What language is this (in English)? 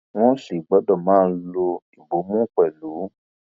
Yoruba